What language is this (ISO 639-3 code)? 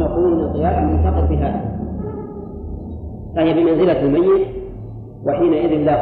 ara